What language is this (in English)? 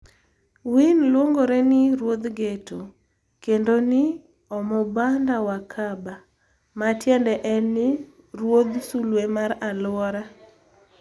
Luo (Kenya and Tanzania)